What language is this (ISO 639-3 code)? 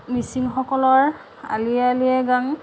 asm